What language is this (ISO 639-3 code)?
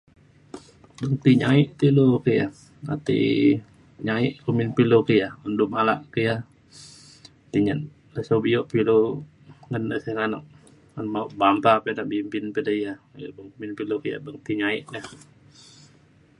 xkl